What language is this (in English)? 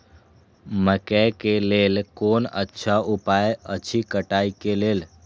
Maithili